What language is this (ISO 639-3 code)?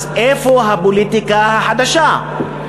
heb